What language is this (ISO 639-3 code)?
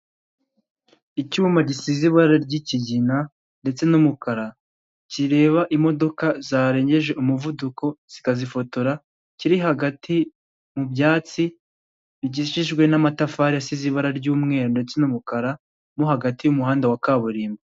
kin